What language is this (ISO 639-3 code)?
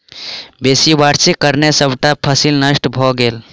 mai